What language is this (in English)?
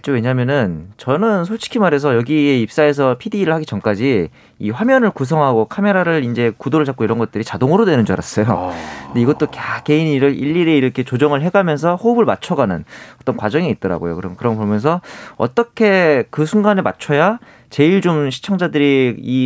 Korean